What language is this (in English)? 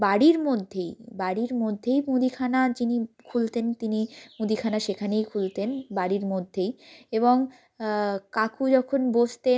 Bangla